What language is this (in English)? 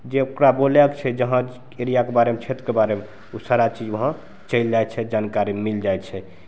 Maithili